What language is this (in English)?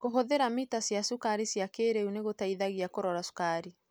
Kikuyu